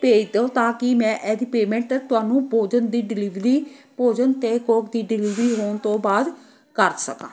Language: Punjabi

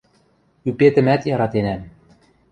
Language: Western Mari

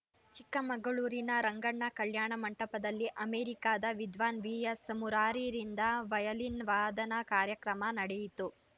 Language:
Kannada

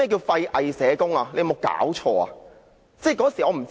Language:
Cantonese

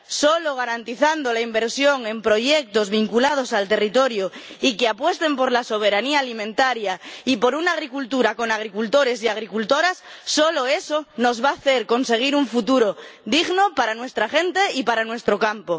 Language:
Spanish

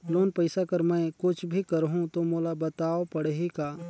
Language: Chhattisgarhi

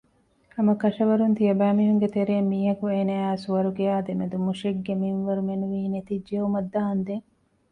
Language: Divehi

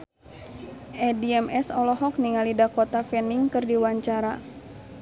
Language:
Sundanese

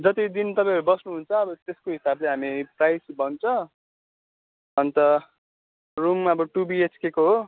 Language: Nepali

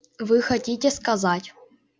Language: Russian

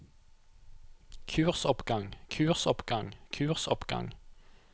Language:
Norwegian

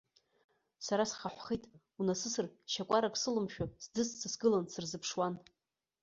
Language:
Abkhazian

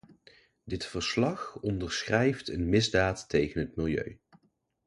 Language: Dutch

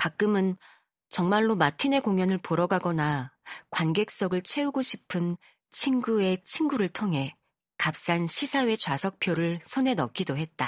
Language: Korean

